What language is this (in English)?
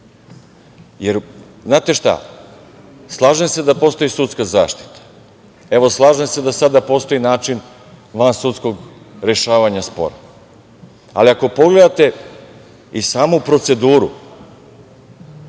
Serbian